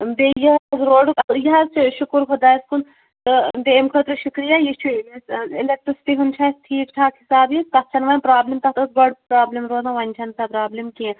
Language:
Kashmiri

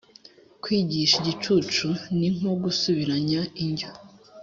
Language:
Kinyarwanda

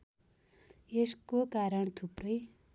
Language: Nepali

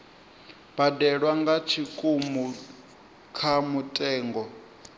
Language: Venda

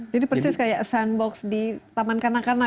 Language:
Indonesian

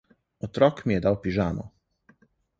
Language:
Slovenian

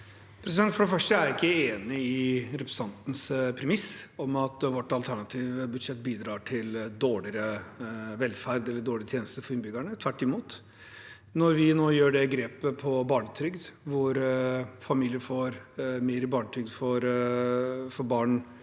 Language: Norwegian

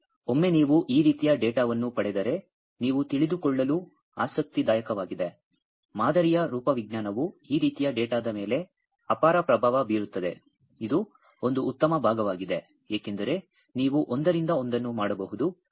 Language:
Kannada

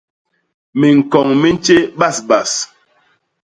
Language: Basaa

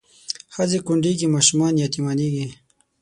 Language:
Pashto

